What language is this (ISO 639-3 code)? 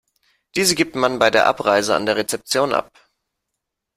deu